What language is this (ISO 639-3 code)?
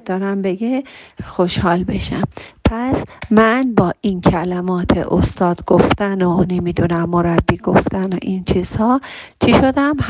fas